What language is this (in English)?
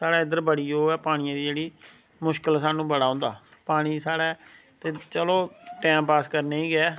Dogri